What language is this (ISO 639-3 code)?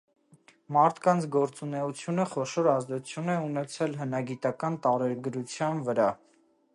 hye